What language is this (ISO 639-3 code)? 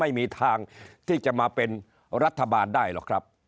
tha